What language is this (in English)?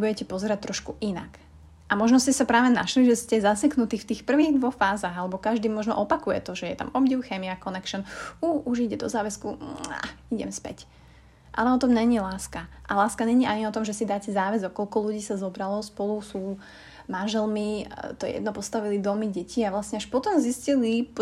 Slovak